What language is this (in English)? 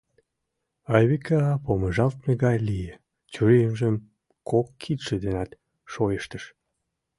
Mari